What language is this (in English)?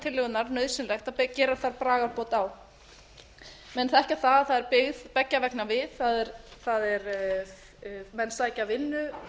Icelandic